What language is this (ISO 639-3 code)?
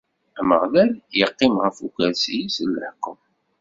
kab